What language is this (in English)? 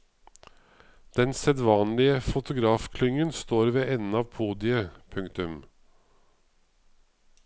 Norwegian